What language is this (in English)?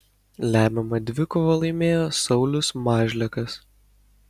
Lithuanian